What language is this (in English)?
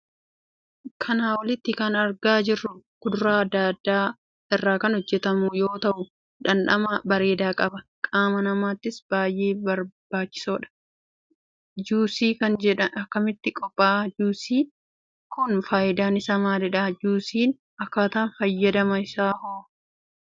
Oromo